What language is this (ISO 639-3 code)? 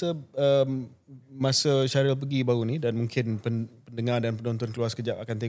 msa